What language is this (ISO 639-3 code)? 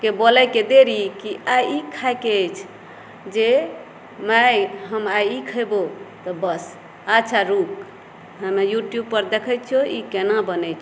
mai